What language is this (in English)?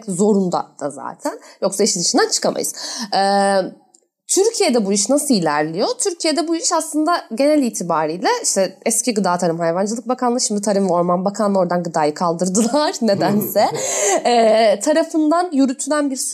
Turkish